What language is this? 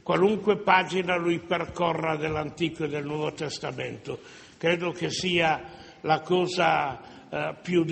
Italian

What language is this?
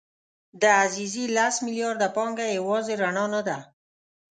Pashto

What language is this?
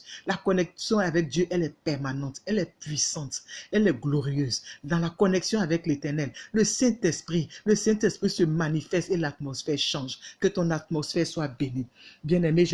French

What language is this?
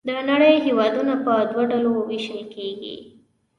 Pashto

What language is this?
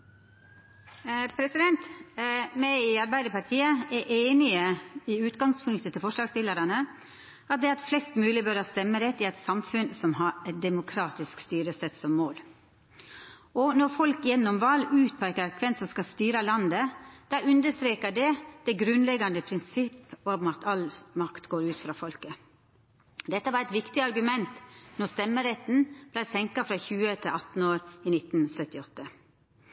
Norwegian Nynorsk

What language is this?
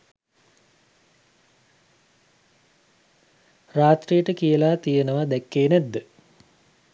Sinhala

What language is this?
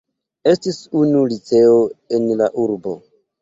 Esperanto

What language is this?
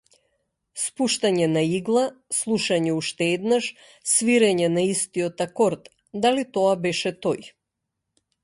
Macedonian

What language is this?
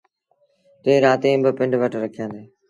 Sindhi Bhil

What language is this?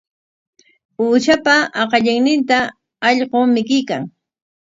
Corongo Ancash Quechua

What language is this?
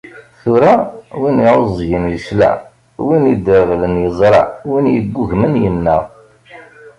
Kabyle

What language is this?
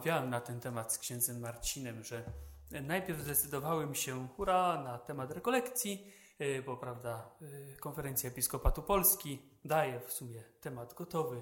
Polish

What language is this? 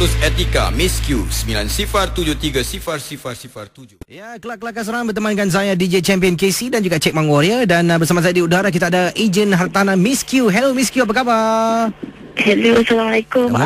Malay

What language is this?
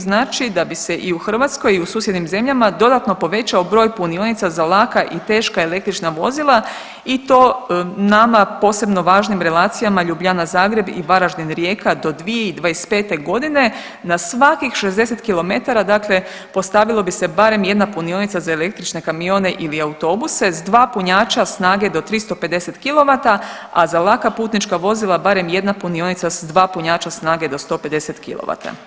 Croatian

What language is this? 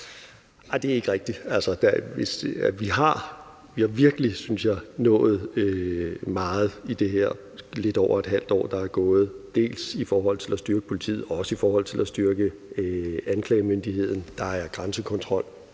Danish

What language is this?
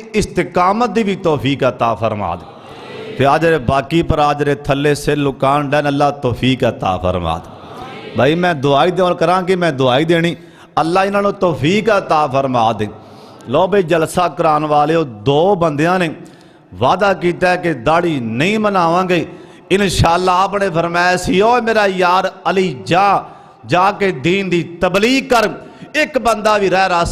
Hindi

